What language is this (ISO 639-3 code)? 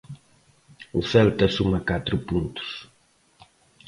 glg